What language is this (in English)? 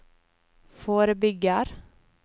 Norwegian